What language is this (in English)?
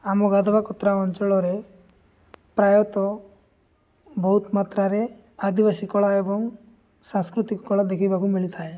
Odia